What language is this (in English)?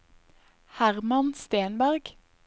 Norwegian